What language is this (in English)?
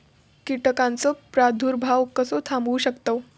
Marathi